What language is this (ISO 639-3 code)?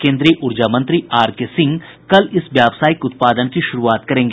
hin